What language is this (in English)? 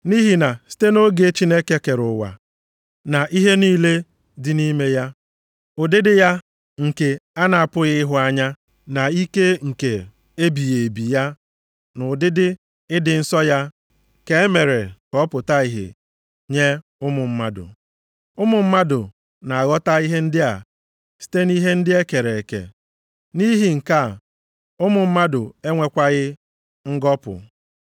Igbo